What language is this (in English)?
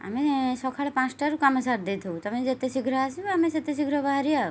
Odia